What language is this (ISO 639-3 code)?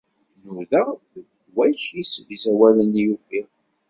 kab